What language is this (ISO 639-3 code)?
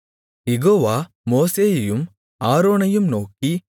tam